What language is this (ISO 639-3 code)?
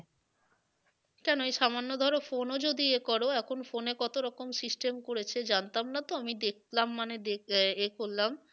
ben